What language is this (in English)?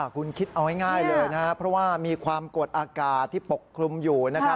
Thai